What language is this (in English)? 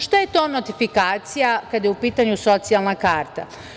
Serbian